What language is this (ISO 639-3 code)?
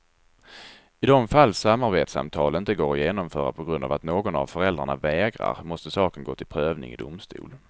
swe